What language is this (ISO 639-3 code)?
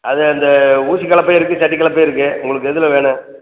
tam